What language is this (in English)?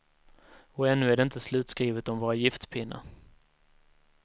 Swedish